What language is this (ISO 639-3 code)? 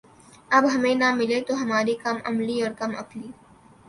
urd